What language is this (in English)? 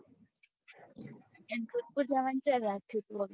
Gujarati